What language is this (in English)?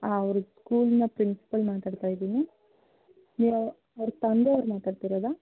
Kannada